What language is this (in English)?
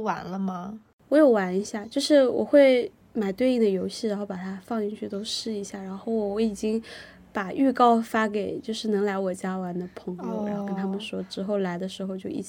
Chinese